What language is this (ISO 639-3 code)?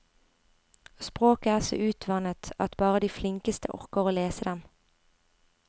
nor